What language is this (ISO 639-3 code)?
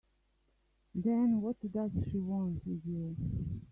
eng